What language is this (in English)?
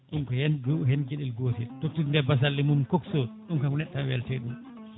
Fula